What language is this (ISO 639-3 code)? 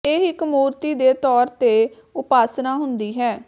pan